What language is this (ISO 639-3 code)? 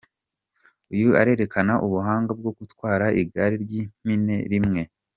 kin